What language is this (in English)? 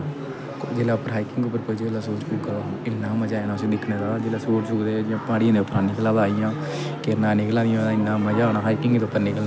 Dogri